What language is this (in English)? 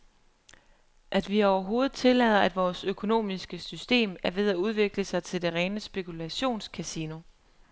Danish